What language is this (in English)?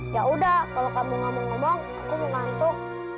Indonesian